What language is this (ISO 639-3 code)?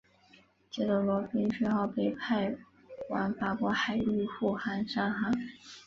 zho